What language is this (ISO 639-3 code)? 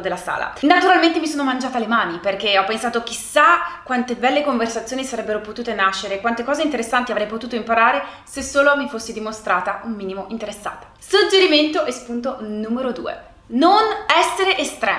ita